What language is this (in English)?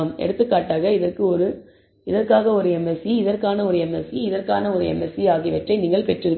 Tamil